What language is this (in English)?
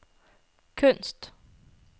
Norwegian